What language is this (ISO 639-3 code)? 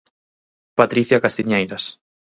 glg